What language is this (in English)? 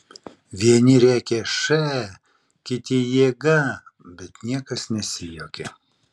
Lithuanian